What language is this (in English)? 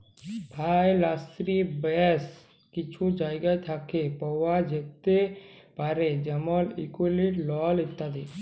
Bangla